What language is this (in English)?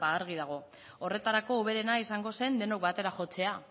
Basque